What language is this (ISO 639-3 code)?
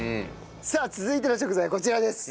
jpn